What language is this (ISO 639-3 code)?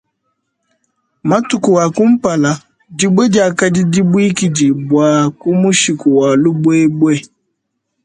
lua